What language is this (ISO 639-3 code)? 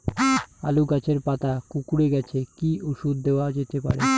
ben